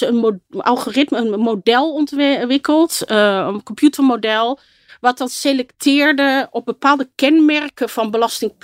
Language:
Dutch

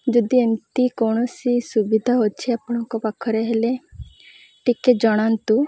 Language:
Odia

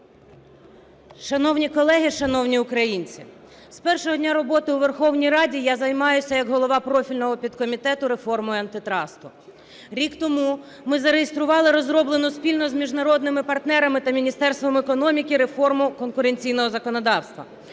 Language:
Ukrainian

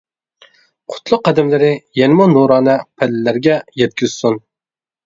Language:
Uyghur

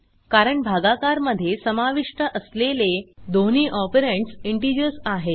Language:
Marathi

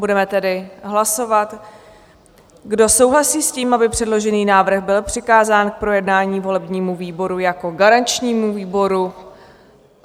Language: Czech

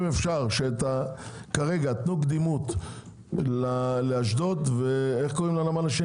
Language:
Hebrew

